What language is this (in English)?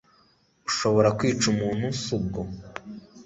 Kinyarwanda